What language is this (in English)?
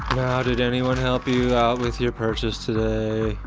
English